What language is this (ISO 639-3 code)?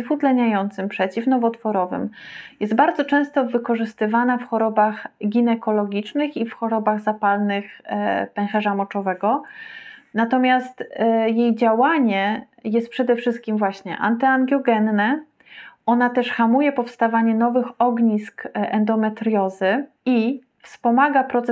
pol